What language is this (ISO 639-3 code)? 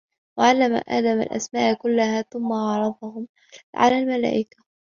ara